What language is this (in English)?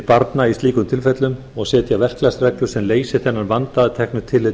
Icelandic